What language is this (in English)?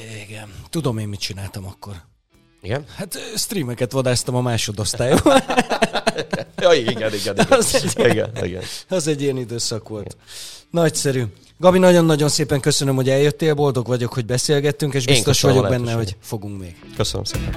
Hungarian